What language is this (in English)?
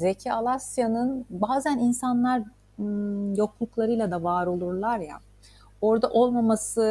Turkish